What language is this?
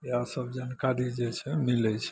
Maithili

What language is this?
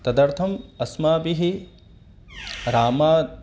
Sanskrit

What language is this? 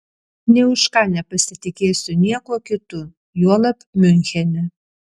Lithuanian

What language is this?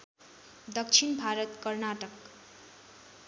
Nepali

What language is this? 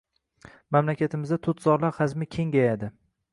Uzbek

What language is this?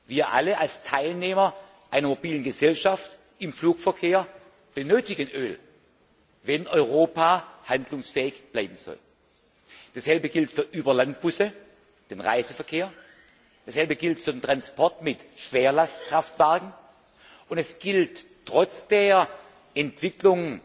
German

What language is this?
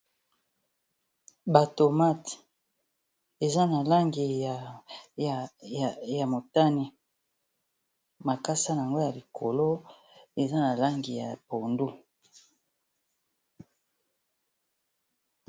Lingala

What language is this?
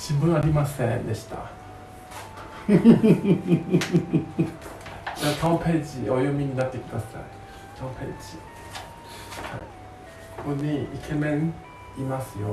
Japanese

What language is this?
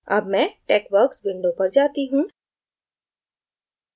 Hindi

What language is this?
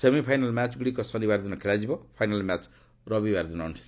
Odia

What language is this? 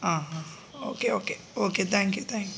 Malayalam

